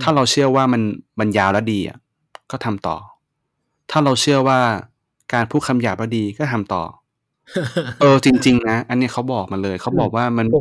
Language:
Thai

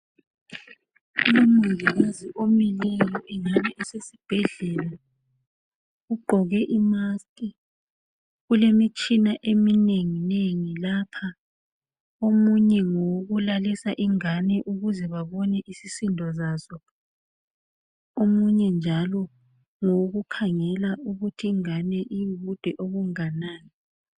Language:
North Ndebele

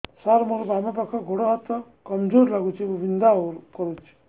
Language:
Odia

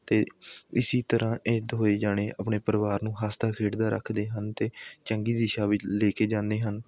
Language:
Punjabi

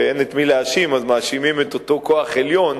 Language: Hebrew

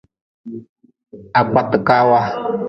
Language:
Nawdm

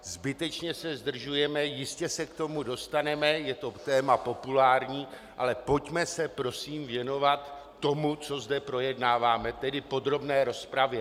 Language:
Czech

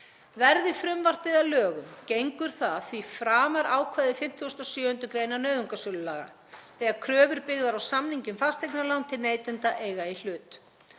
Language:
Icelandic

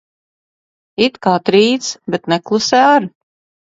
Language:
Latvian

